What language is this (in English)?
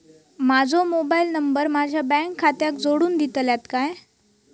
Marathi